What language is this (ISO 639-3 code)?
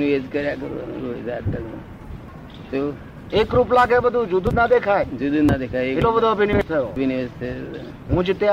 guj